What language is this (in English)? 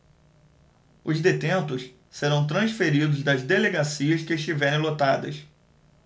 Portuguese